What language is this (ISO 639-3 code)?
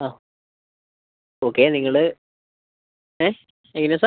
mal